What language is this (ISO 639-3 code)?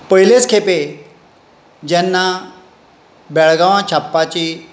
kok